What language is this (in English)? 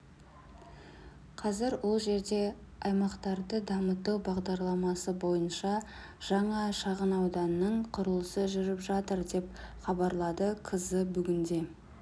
Kazakh